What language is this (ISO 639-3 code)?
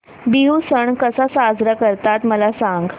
mar